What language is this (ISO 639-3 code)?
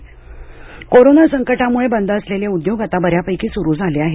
mar